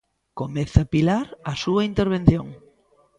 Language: Galician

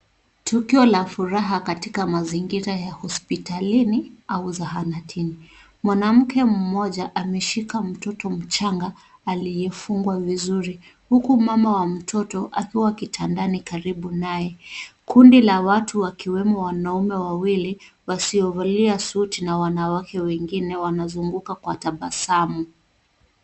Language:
Swahili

